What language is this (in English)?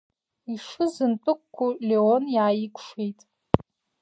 Abkhazian